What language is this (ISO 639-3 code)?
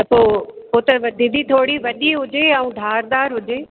snd